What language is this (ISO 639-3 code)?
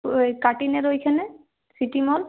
ben